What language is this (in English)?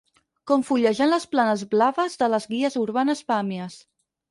Catalan